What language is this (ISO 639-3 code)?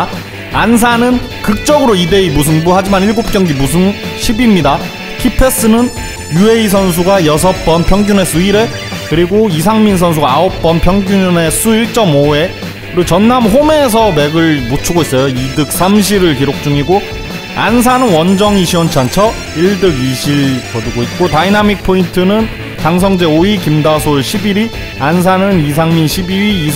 kor